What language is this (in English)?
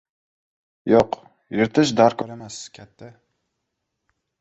Uzbek